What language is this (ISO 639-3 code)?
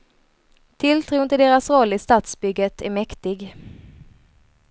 swe